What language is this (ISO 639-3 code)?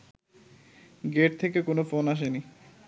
ben